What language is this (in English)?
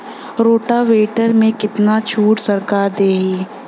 Bhojpuri